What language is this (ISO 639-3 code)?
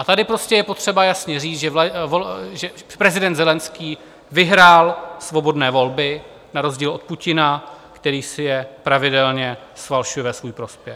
ces